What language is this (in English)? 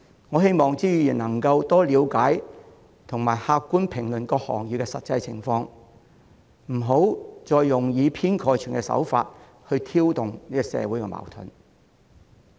Cantonese